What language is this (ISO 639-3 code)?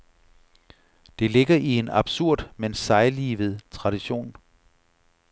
dan